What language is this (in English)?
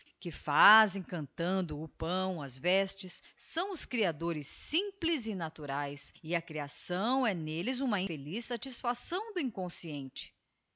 Portuguese